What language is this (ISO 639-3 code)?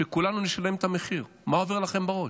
heb